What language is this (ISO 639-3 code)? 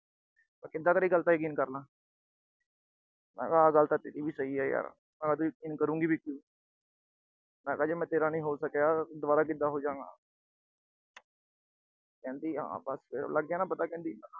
pan